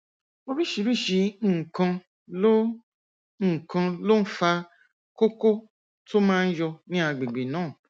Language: Yoruba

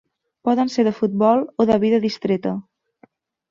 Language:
Catalan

